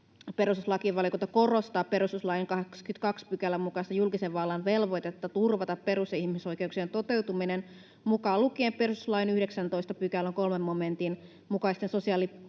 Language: Finnish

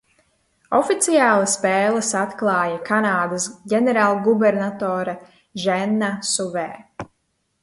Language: Latvian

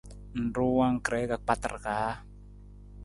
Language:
Nawdm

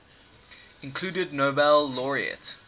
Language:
English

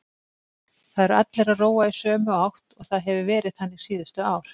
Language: Icelandic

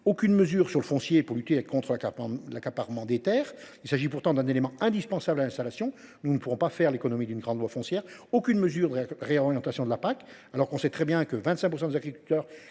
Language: French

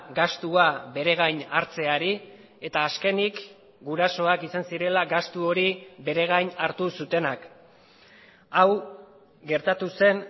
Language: Basque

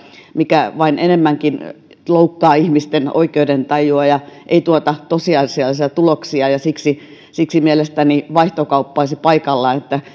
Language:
Finnish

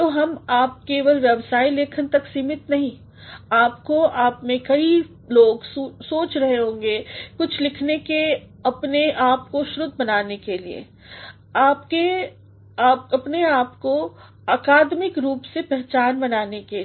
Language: Hindi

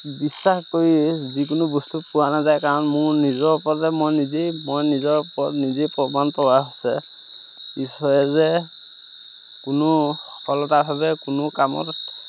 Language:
Assamese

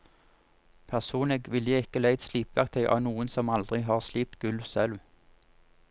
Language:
Norwegian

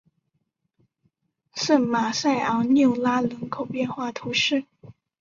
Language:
Chinese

